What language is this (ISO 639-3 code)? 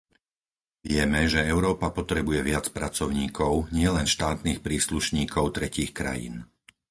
slk